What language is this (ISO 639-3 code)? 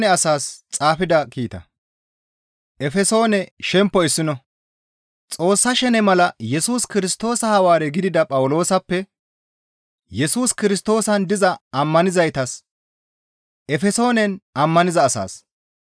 gmv